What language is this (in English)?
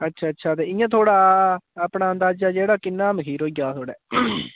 Dogri